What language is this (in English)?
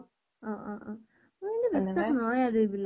Assamese